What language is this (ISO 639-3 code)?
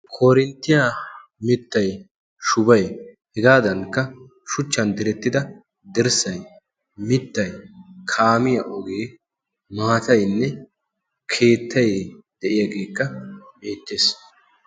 wal